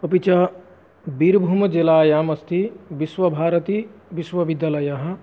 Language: Sanskrit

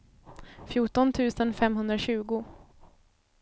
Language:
Swedish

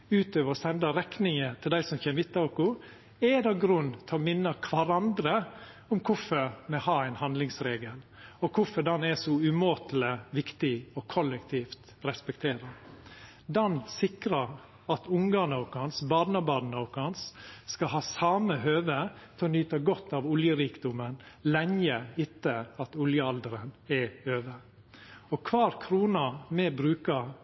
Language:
Norwegian Nynorsk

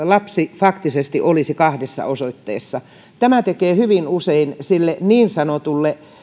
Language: Finnish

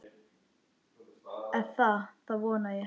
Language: Icelandic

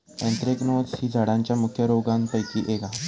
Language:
Marathi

